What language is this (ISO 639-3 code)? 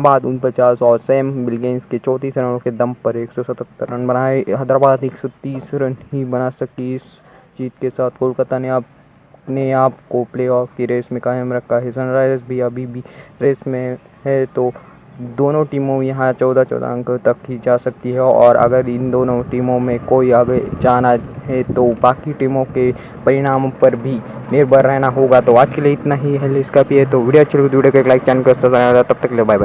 hin